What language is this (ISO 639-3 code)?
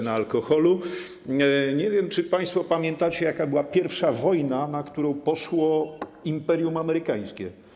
pol